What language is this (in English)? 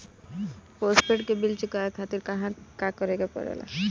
Bhojpuri